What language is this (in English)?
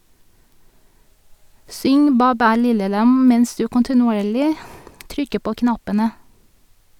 Norwegian